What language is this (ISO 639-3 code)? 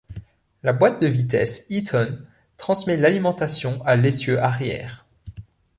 fra